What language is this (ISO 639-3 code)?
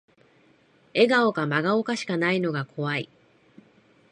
jpn